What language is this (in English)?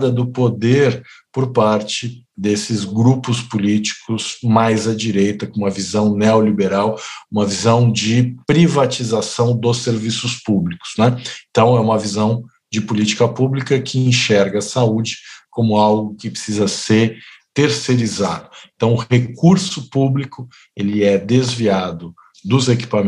Portuguese